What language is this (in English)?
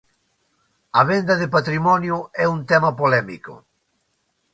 Galician